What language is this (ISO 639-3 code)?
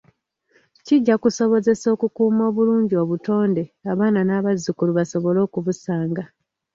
lug